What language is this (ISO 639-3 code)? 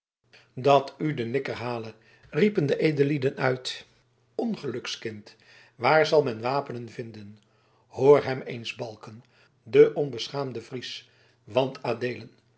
nld